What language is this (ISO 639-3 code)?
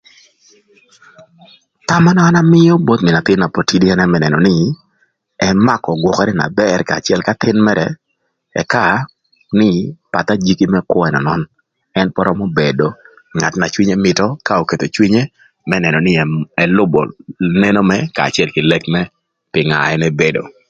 lth